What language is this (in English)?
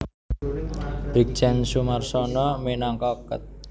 Javanese